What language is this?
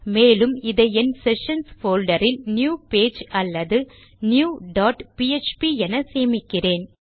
Tamil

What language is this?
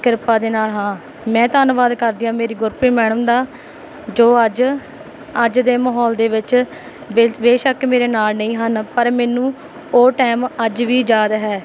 Punjabi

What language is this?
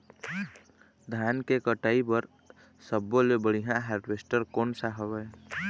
Chhattisgarhi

